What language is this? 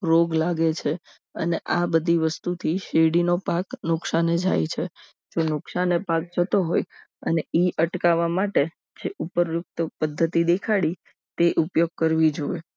Gujarati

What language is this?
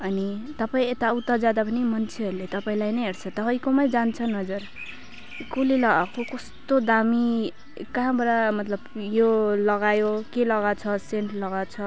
Nepali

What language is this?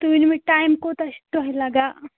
Kashmiri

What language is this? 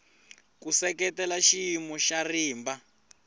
Tsonga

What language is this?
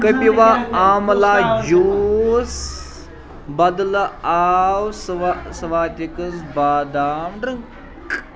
Kashmiri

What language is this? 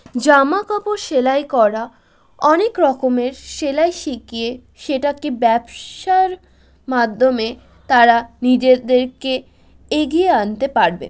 Bangla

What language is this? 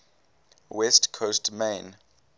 English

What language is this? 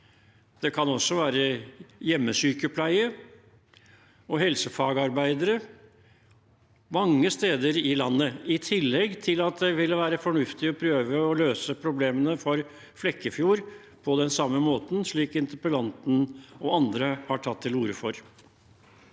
Norwegian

